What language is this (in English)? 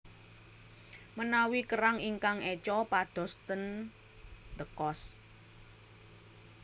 Javanese